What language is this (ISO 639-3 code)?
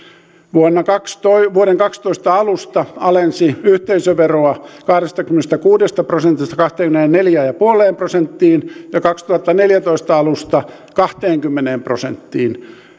fin